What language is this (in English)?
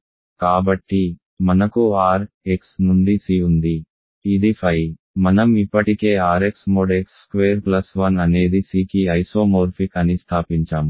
Telugu